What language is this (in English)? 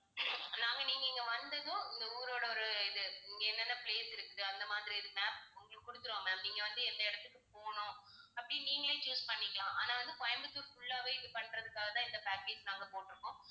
Tamil